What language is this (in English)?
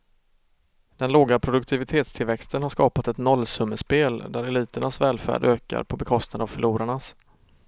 Swedish